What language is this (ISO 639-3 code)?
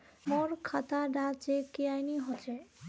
mag